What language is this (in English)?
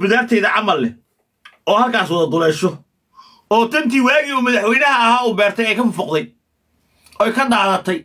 Arabic